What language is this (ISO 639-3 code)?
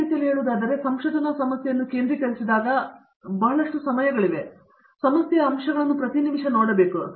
kan